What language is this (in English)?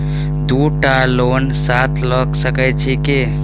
Maithili